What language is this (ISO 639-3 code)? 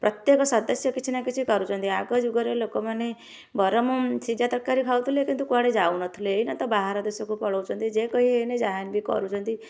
ori